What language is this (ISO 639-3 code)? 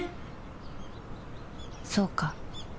jpn